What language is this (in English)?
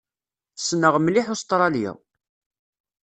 Kabyle